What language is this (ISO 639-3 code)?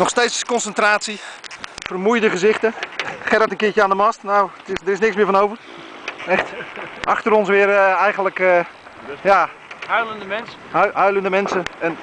nld